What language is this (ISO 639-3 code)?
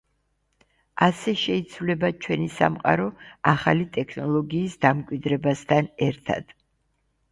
kat